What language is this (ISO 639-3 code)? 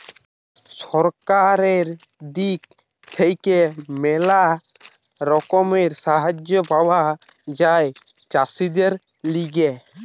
ben